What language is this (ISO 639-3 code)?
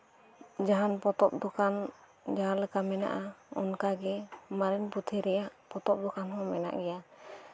sat